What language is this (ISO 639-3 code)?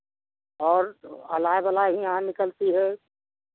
hin